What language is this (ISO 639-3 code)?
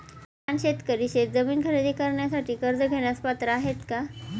mar